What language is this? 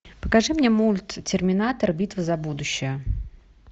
Russian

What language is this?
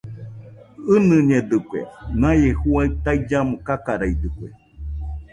Nüpode Huitoto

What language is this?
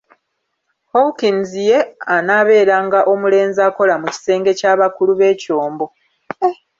Ganda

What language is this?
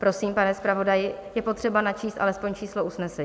Czech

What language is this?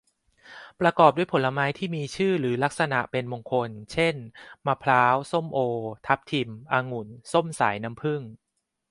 Thai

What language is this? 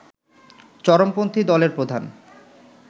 Bangla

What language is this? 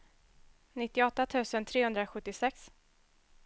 Swedish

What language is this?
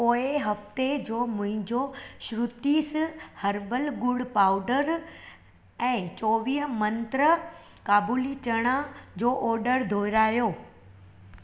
Sindhi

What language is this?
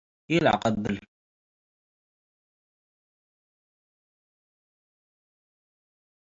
Tigre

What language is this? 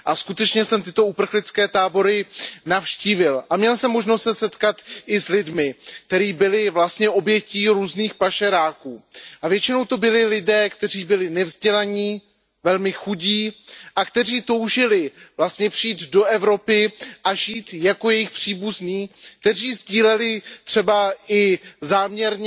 Czech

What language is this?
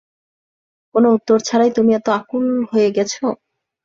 Bangla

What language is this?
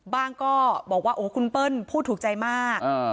Thai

